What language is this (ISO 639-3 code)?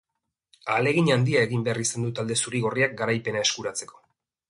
eus